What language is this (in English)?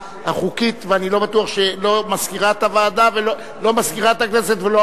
Hebrew